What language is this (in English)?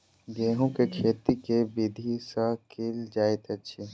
Maithili